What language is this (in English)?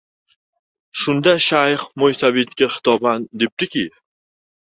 Uzbek